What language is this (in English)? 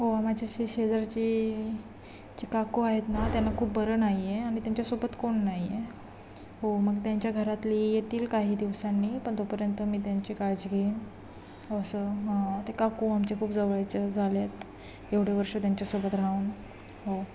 Marathi